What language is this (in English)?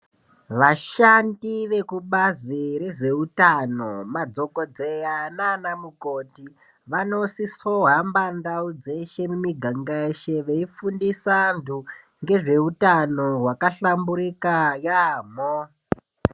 Ndau